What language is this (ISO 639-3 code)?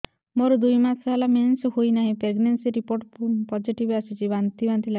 ori